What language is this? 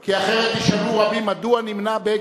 Hebrew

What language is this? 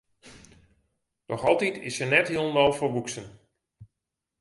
Western Frisian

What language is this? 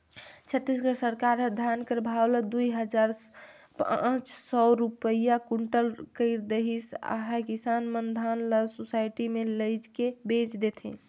Chhattisgarhi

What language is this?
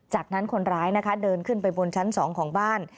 Thai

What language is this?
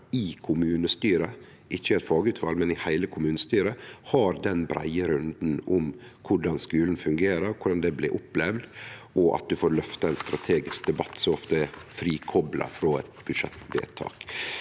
Norwegian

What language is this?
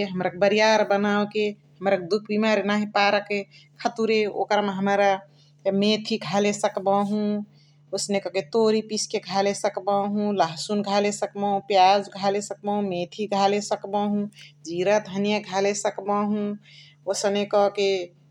Chitwania Tharu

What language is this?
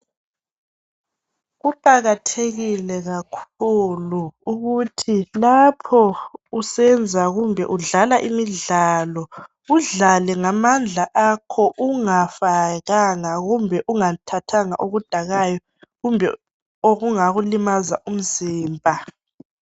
North Ndebele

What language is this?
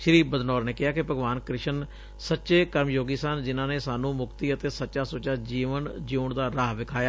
Punjabi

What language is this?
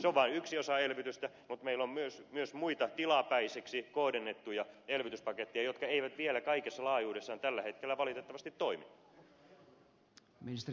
Finnish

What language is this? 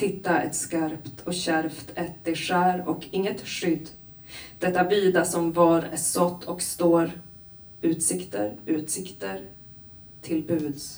Swedish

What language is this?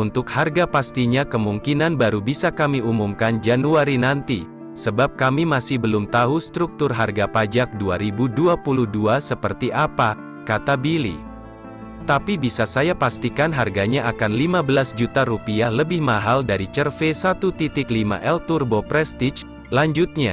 Indonesian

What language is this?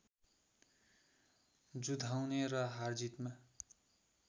Nepali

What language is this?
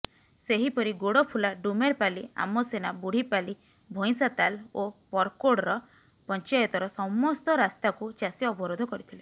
Odia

